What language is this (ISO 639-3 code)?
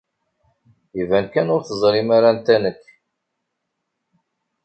kab